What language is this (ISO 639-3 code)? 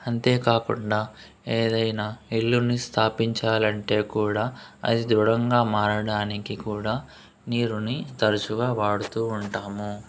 tel